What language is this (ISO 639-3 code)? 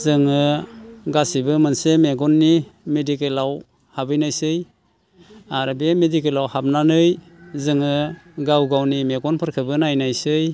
brx